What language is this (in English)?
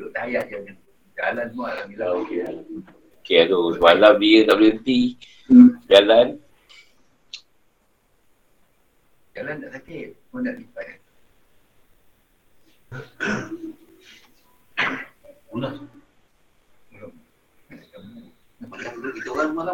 Malay